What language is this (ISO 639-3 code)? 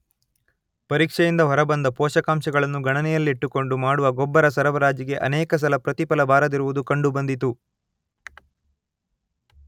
kan